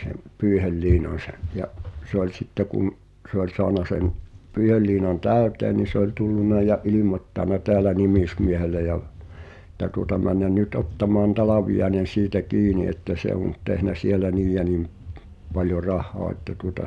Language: Finnish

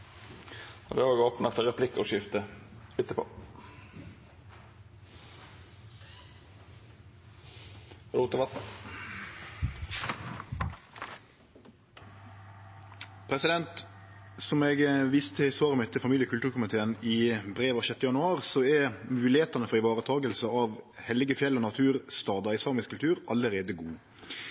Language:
Norwegian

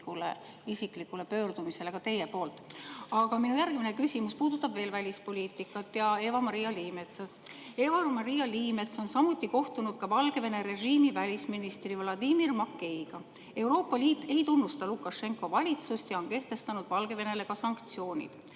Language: Estonian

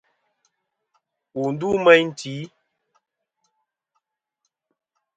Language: Kom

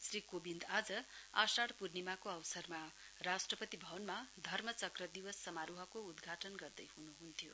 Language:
Nepali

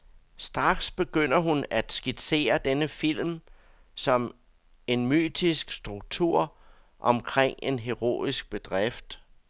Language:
Danish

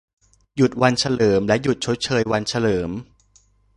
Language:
Thai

